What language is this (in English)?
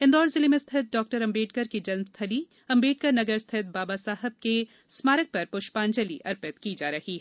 Hindi